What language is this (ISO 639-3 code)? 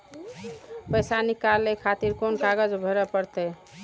mai